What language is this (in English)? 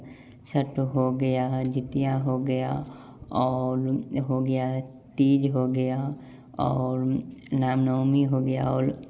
Hindi